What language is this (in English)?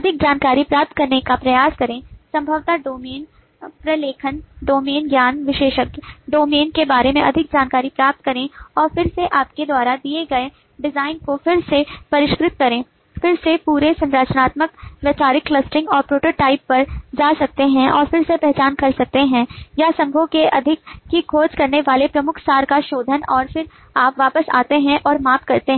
Hindi